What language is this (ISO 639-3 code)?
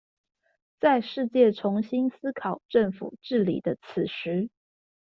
zho